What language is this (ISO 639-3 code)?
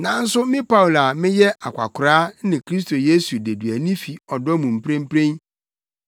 aka